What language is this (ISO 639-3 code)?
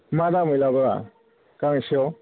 brx